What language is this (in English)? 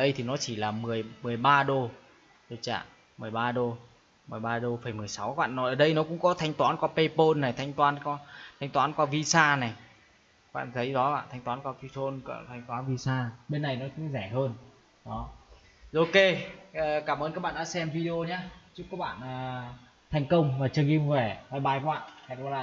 Vietnamese